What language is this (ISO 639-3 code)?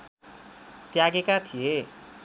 nep